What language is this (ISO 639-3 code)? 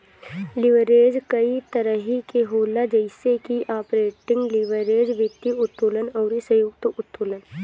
bho